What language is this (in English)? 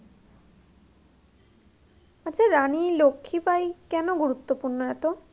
Bangla